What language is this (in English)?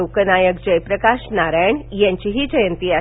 Marathi